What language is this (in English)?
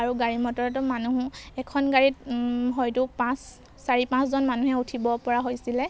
Assamese